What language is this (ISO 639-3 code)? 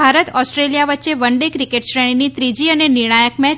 guj